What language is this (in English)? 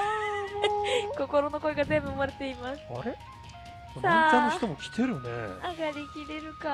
Japanese